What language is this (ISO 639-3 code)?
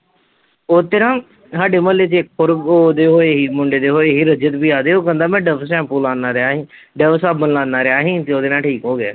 pan